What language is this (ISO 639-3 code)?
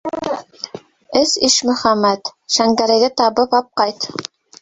bak